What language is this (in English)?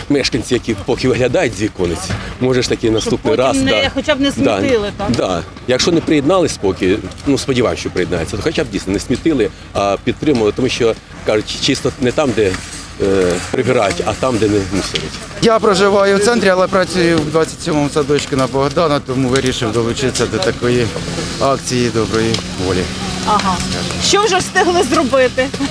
Ukrainian